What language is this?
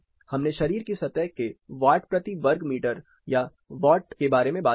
Hindi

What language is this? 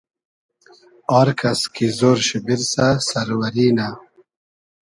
Hazaragi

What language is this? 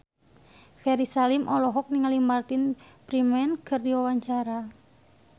Sundanese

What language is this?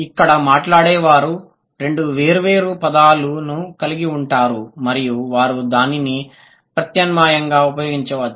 Telugu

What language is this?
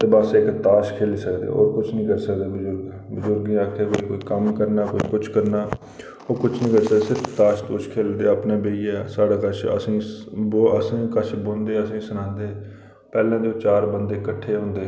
Dogri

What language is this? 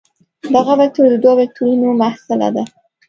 Pashto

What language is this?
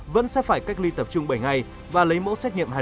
Vietnamese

